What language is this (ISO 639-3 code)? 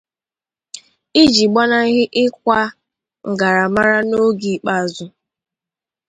ibo